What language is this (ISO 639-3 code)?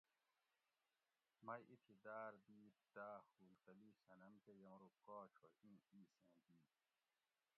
gwc